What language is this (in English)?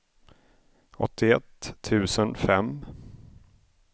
Swedish